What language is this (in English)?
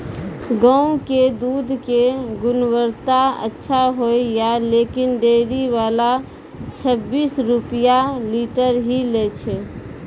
Maithili